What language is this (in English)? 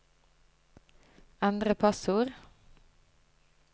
Norwegian